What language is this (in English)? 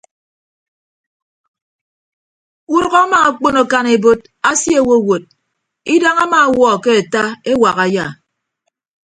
Ibibio